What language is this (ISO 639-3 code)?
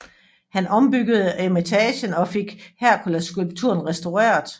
dan